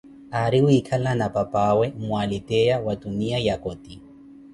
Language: Koti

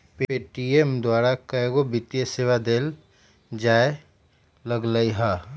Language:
Magahi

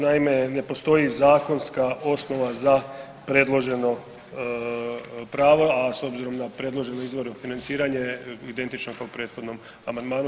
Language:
Croatian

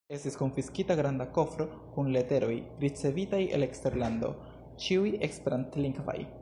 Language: Esperanto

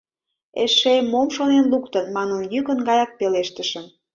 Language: Mari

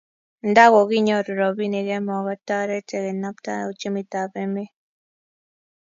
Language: Kalenjin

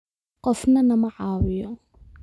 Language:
Somali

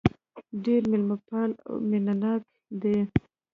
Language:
Pashto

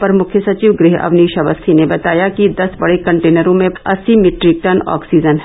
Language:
Hindi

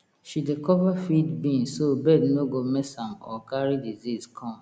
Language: Nigerian Pidgin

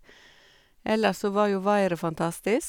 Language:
Norwegian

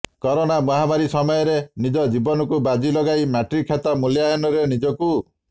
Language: Odia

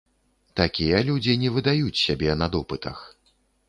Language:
Belarusian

